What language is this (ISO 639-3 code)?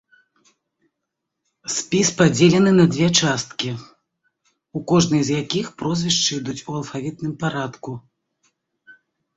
bel